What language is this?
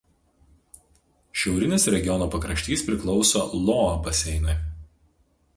Lithuanian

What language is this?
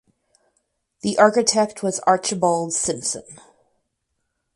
English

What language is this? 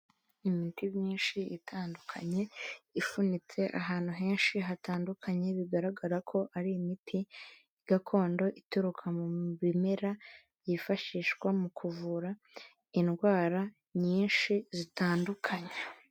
Kinyarwanda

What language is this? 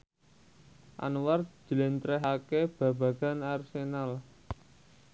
Javanese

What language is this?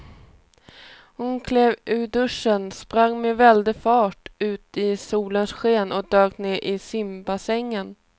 Swedish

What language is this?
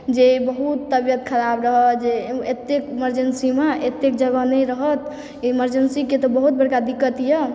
Maithili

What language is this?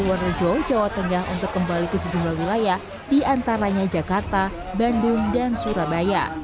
Indonesian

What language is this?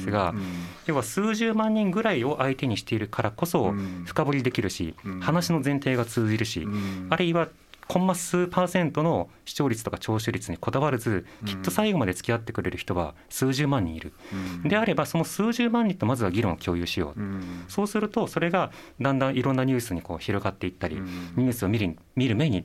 Japanese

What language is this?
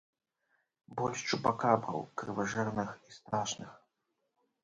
Belarusian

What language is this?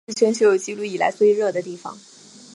Chinese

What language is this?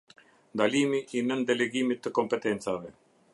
Albanian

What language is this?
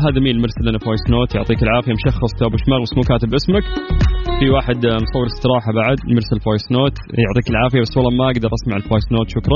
Arabic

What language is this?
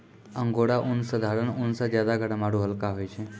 Maithili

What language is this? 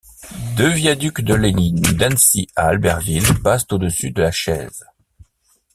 French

